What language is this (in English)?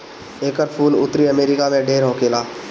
Bhojpuri